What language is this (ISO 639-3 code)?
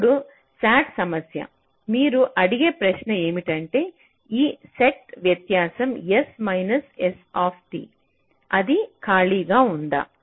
tel